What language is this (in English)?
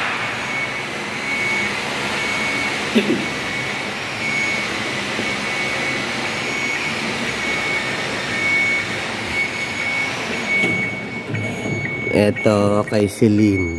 Filipino